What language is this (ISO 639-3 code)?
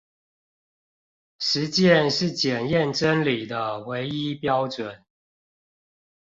zho